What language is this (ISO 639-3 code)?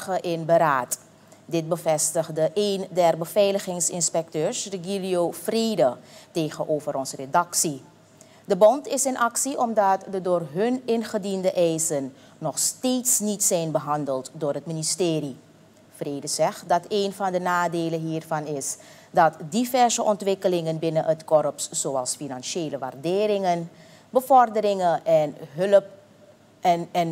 nld